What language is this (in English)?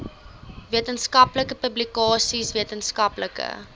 Afrikaans